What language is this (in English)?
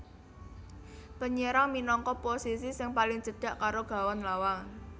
Javanese